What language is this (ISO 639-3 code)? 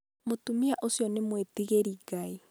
kik